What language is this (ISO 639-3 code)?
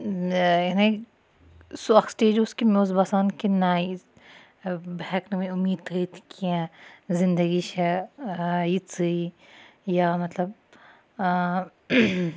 kas